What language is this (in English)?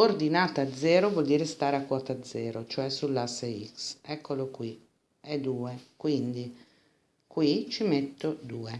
Italian